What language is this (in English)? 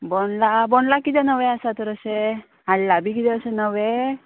Konkani